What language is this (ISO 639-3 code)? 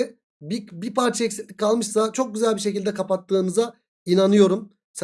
tur